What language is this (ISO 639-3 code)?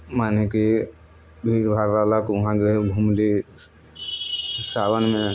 mai